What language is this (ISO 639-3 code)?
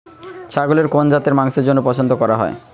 ben